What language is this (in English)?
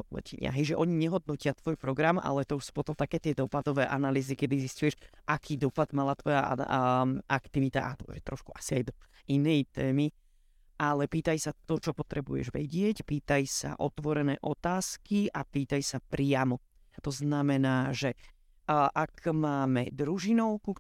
Slovak